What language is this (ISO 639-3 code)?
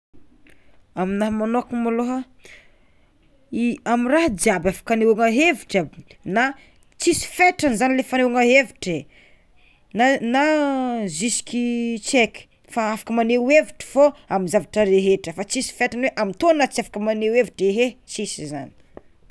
xmw